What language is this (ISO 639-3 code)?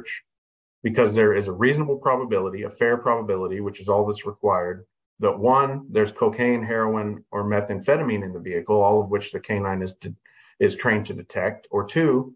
eng